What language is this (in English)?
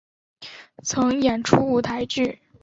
Chinese